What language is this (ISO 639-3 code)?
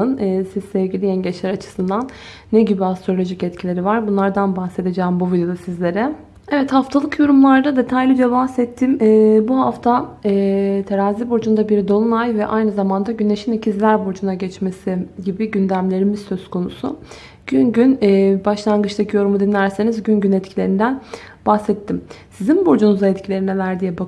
tur